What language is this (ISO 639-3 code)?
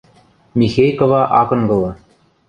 mrj